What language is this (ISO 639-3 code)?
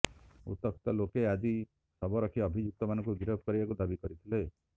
ori